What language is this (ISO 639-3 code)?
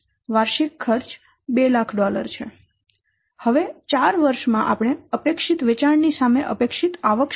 guj